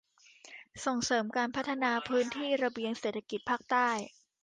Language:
Thai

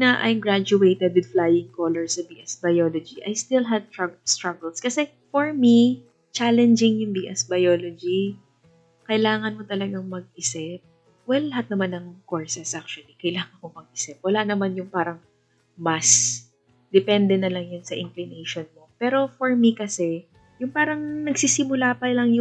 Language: Filipino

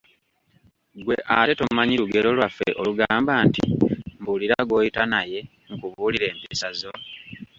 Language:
Ganda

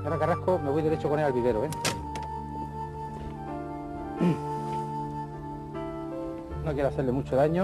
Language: Spanish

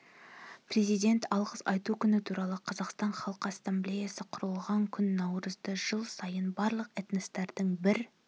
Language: Kazakh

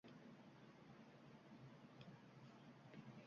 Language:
Uzbek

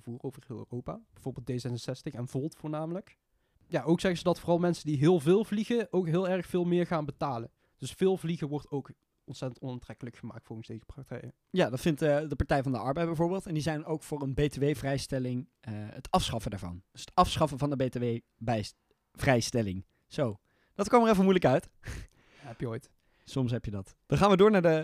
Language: Dutch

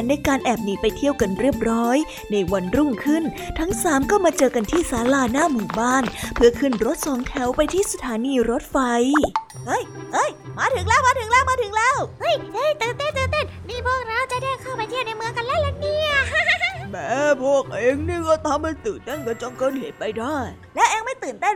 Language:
Thai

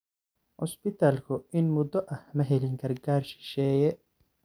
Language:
Somali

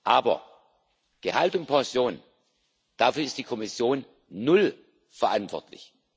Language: German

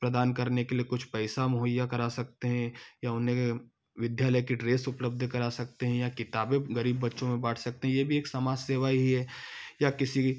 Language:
Hindi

